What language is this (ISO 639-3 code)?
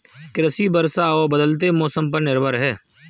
hin